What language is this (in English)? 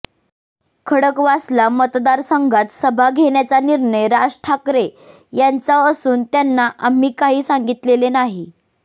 Marathi